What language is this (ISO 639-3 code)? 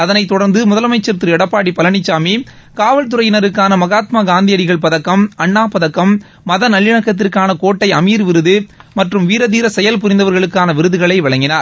tam